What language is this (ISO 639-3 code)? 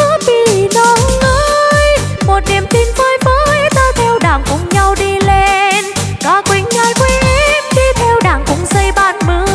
vie